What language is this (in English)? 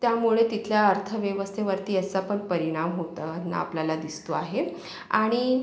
Marathi